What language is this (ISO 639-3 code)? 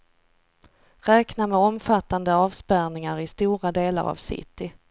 swe